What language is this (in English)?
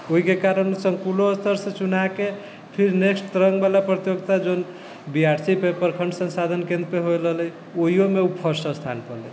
Maithili